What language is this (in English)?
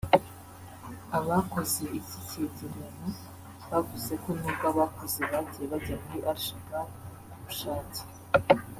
Kinyarwanda